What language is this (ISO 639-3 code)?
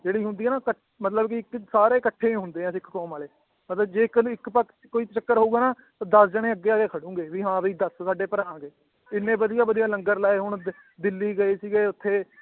pan